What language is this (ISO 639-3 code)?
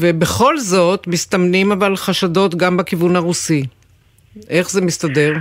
heb